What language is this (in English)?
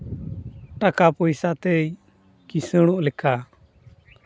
Santali